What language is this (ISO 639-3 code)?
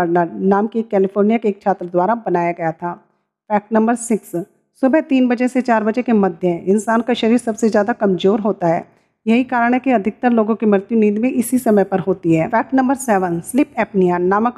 hin